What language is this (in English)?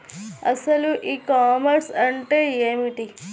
Telugu